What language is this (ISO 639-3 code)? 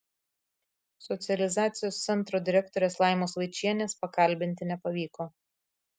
lit